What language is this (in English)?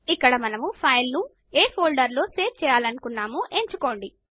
Telugu